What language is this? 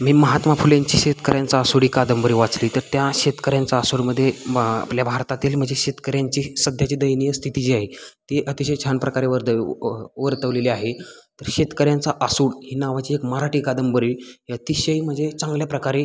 Marathi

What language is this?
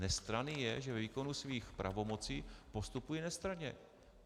Czech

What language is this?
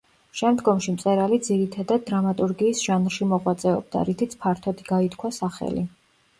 Georgian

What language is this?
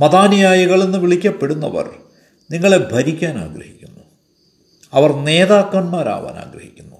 Malayalam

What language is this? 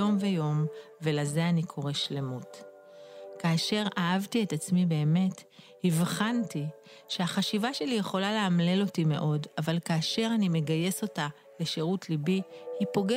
Hebrew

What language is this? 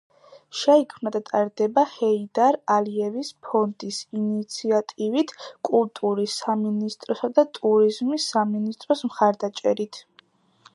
Georgian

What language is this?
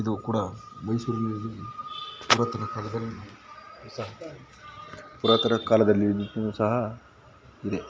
Kannada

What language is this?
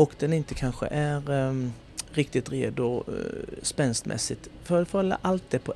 Swedish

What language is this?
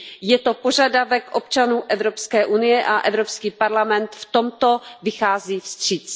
Czech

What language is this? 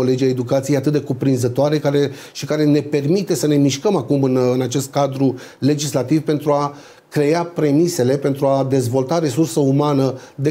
Romanian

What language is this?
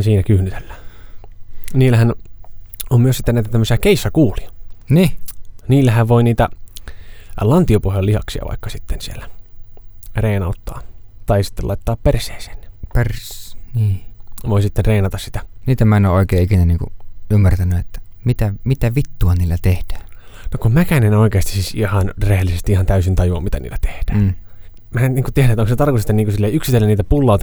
Finnish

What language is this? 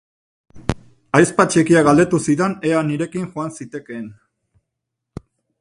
Basque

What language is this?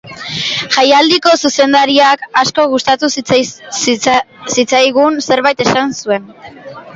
Basque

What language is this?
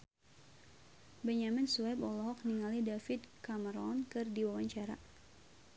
Sundanese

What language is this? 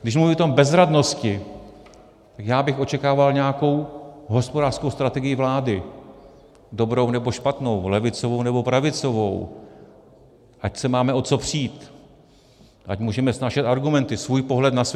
Czech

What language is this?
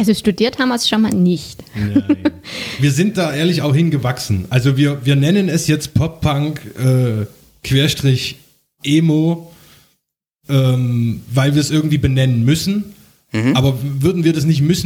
German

